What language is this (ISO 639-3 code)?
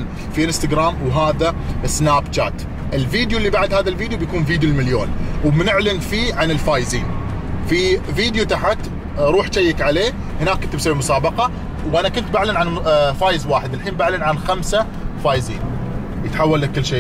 ara